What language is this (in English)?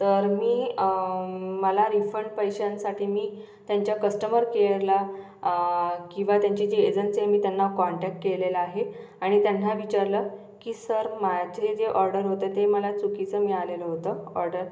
Marathi